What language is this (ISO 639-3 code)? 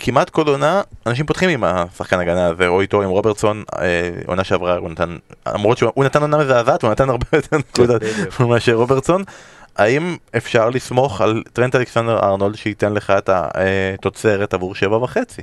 heb